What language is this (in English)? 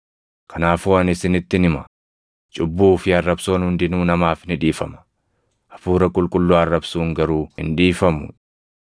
Oromo